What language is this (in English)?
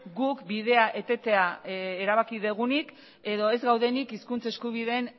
Basque